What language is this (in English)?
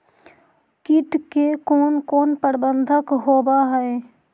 Magahi